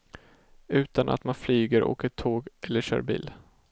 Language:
Swedish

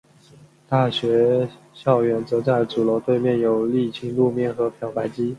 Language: Chinese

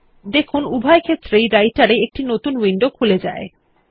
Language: Bangla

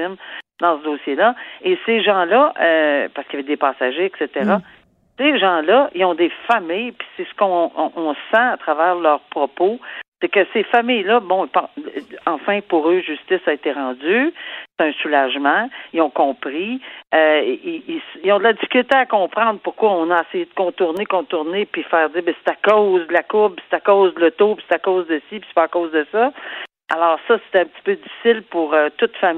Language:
French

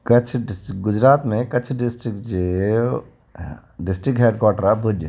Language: Sindhi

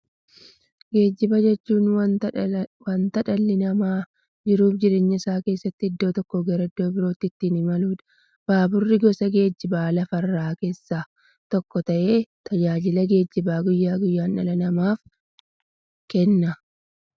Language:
Oromo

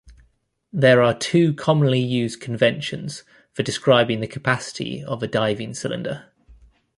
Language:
English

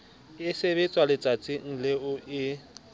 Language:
Southern Sotho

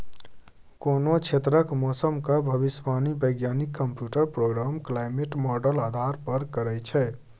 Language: Maithili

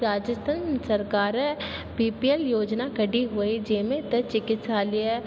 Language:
Sindhi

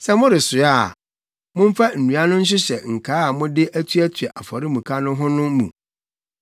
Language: Akan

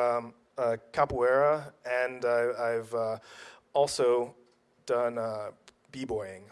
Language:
English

